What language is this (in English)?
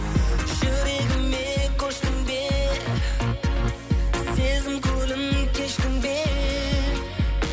Kazakh